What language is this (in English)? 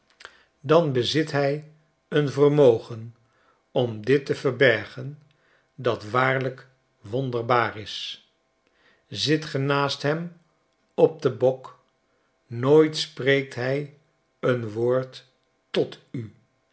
Dutch